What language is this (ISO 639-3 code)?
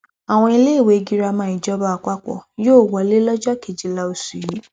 yor